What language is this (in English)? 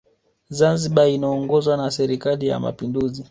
Swahili